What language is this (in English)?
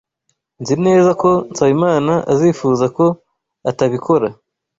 Kinyarwanda